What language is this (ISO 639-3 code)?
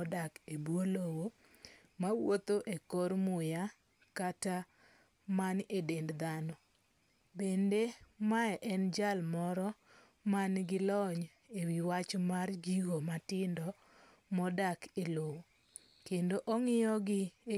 luo